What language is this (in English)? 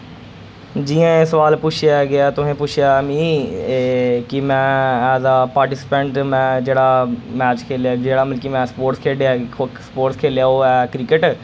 Dogri